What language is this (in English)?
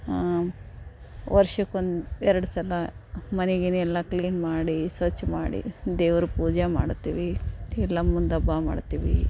Kannada